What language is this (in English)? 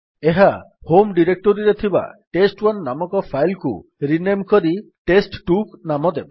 Odia